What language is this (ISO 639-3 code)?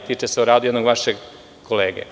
srp